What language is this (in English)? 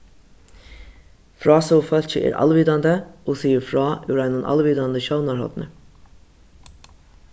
Faroese